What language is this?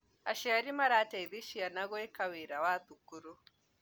Kikuyu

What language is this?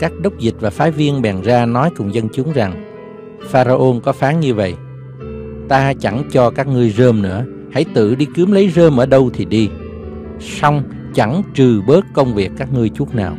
Vietnamese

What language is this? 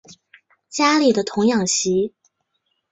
Chinese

